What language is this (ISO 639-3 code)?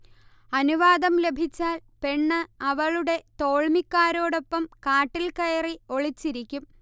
mal